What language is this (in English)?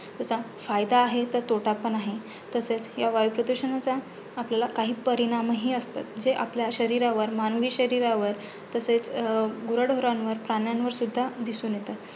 Marathi